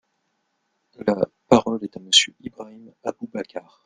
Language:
French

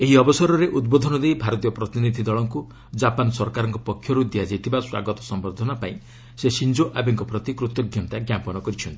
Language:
Odia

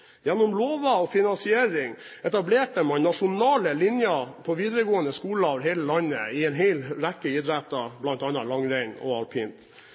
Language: Norwegian Bokmål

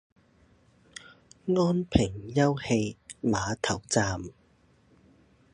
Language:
Chinese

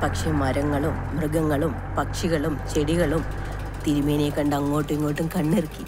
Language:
Malayalam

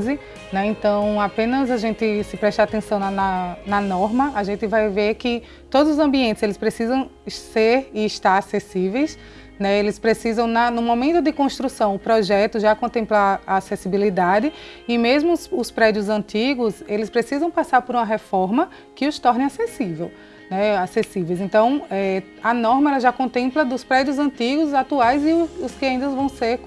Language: Portuguese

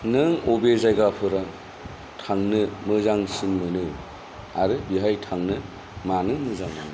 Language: Bodo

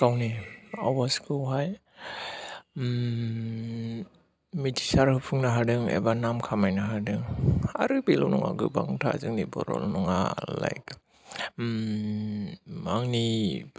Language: Bodo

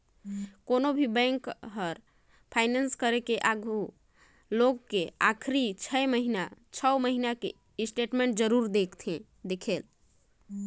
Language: Chhattisgarhi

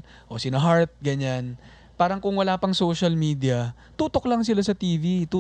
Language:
Filipino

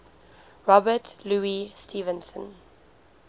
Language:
English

